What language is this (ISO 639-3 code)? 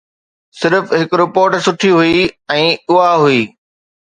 snd